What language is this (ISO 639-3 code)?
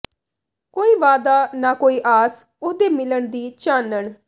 pan